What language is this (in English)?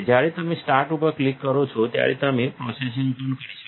Gujarati